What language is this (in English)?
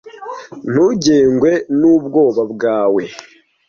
Kinyarwanda